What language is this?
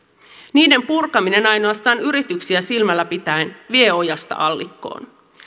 Finnish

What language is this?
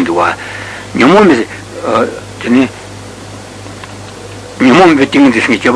Italian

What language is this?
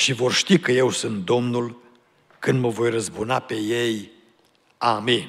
Romanian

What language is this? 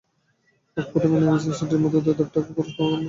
Bangla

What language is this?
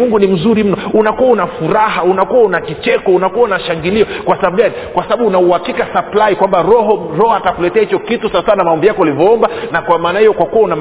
Swahili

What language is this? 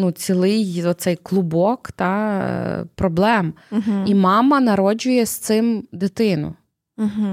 Ukrainian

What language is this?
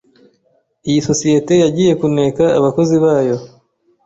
Kinyarwanda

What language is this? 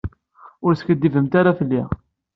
Kabyle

